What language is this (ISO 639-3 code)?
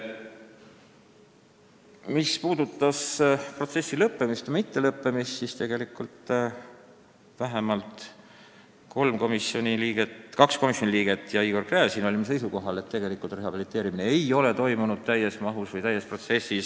est